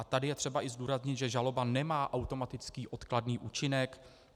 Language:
Czech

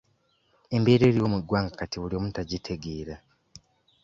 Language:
Ganda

